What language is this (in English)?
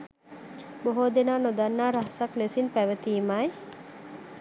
Sinhala